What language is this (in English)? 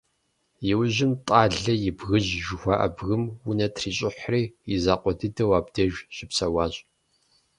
Kabardian